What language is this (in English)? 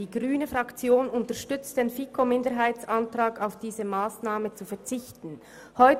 Swiss German